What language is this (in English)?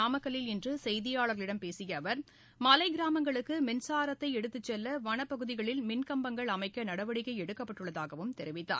Tamil